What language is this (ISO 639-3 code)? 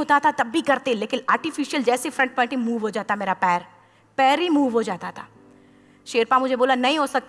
ind